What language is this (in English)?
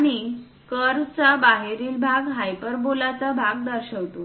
Marathi